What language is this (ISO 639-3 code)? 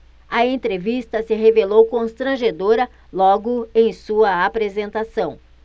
por